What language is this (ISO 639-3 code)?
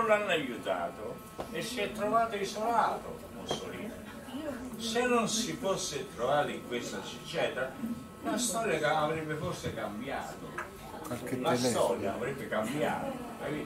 ita